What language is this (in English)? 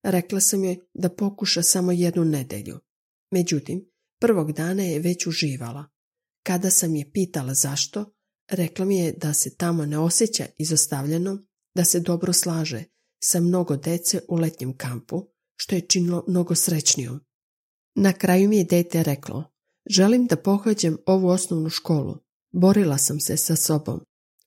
Croatian